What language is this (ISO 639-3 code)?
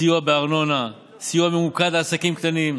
heb